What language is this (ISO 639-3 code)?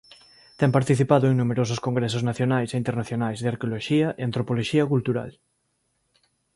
glg